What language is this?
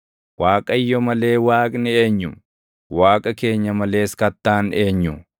Oromo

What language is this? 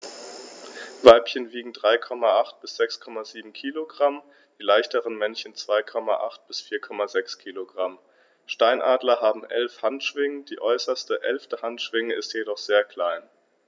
German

